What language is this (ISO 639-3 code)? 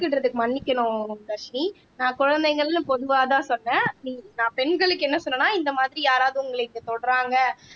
tam